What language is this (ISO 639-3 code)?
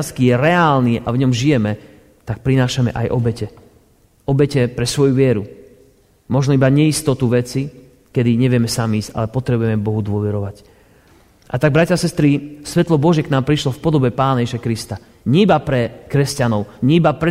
slk